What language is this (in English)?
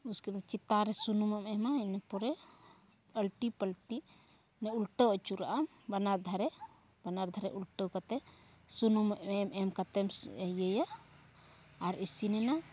Santali